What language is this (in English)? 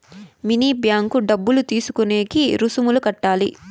Telugu